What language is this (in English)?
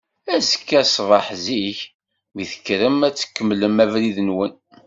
Kabyle